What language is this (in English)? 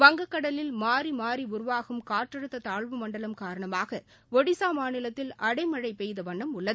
Tamil